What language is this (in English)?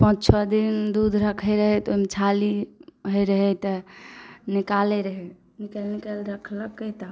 Maithili